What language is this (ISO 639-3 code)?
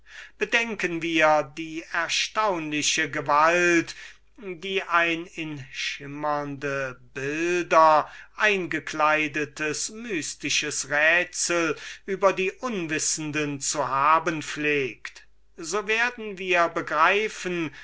deu